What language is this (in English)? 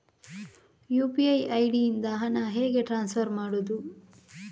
Kannada